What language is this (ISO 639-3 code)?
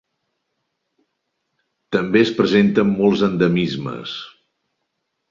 cat